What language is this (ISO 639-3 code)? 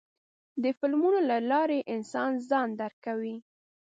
pus